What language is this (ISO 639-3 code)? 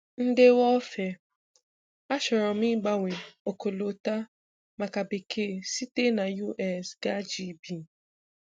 ibo